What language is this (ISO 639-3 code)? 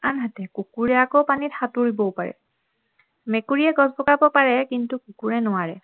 asm